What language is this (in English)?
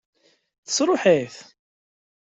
Kabyle